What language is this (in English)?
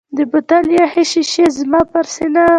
Pashto